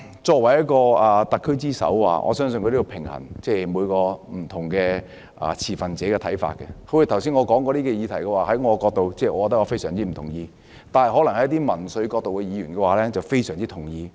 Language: Cantonese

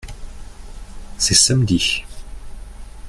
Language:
French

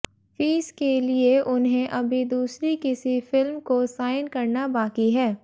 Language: Hindi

